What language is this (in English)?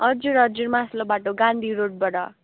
Nepali